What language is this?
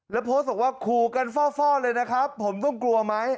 Thai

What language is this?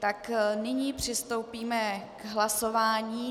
Czech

